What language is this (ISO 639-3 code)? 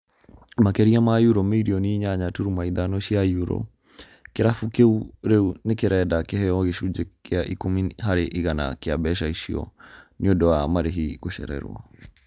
kik